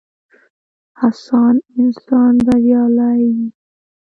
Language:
Pashto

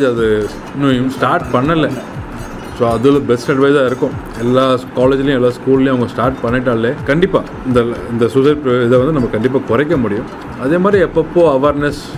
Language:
Tamil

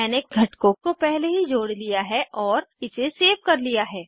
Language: Hindi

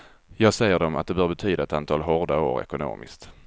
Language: Swedish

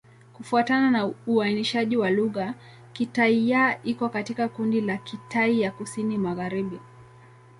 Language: Swahili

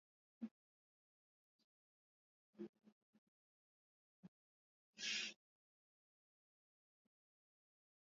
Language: Swahili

